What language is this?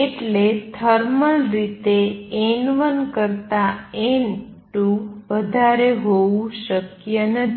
Gujarati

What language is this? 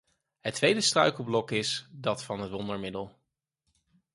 Dutch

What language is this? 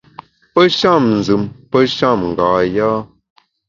Bamun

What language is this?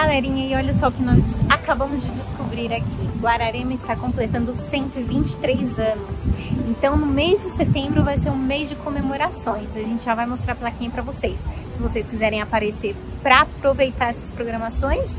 Portuguese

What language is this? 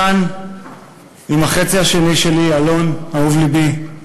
Hebrew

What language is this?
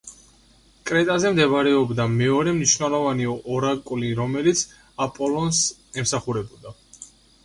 Georgian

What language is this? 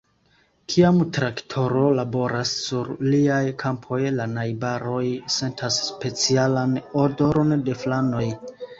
Esperanto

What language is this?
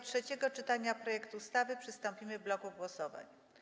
Polish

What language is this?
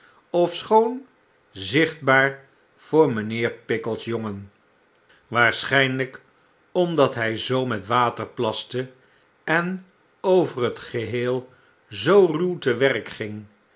Dutch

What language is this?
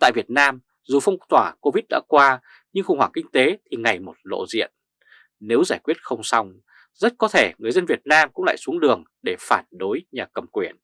Vietnamese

